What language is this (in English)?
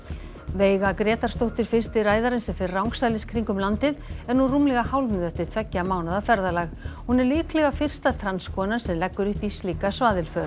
Icelandic